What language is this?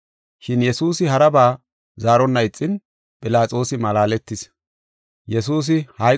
Gofa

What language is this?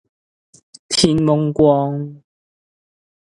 Cantonese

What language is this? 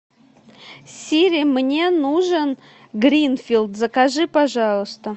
Russian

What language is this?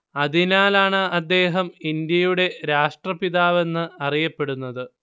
Malayalam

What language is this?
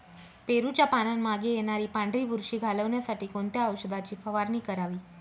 Marathi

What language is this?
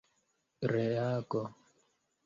Esperanto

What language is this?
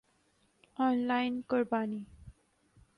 Urdu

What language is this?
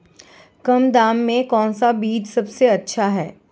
Hindi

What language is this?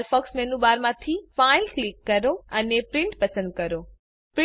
Gujarati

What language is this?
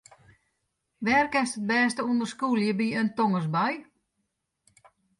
Western Frisian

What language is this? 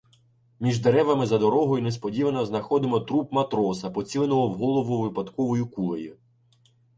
Ukrainian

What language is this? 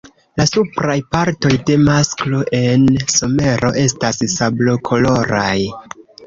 Esperanto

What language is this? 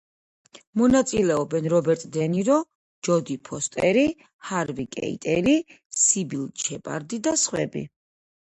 Georgian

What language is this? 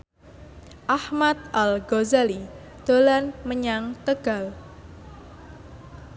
Javanese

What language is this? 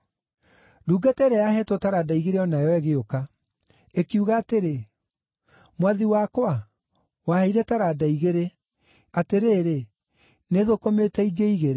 Kikuyu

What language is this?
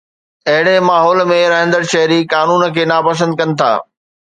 Sindhi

